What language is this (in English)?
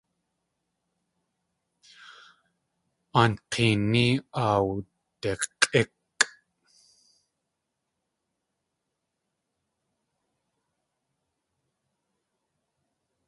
Tlingit